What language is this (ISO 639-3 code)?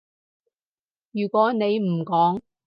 yue